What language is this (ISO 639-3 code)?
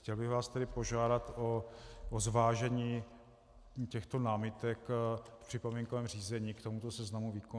ces